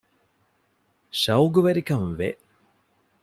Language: Divehi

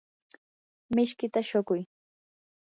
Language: Yanahuanca Pasco Quechua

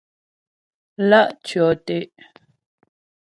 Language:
Ghomala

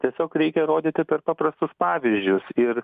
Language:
Lithuanian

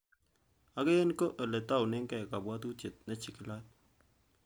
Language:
Kalenjin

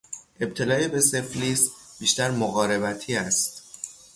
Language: Persian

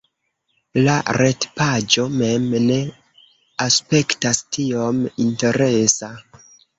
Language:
Esperanto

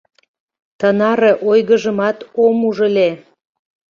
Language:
Mari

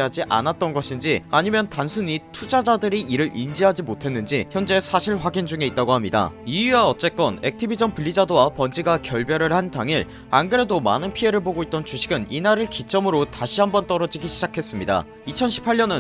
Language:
Korean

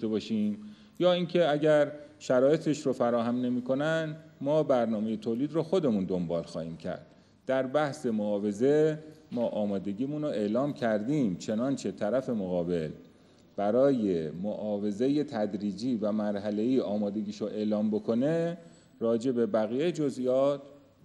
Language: Persian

